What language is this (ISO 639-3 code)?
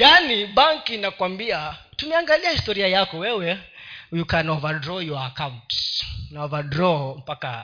swa